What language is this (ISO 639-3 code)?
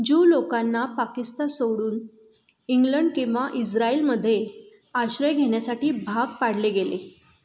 mar